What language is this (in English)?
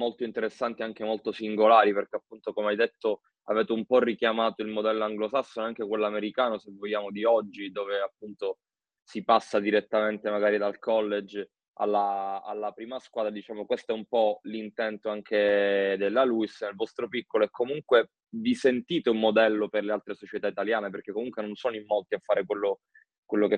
Italian